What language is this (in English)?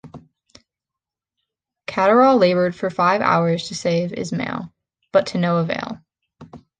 English